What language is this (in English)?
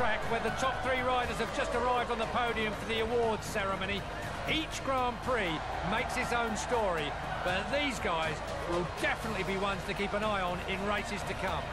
Polish